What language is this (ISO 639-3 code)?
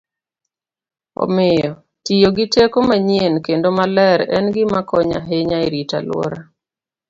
luo